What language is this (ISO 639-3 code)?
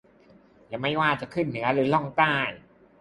tha